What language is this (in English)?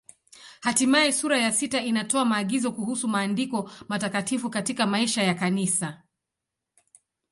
Swahili